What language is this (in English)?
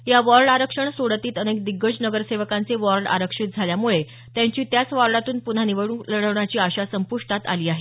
Marathi